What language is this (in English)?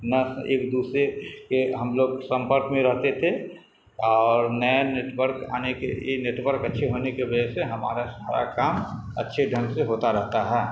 Urdu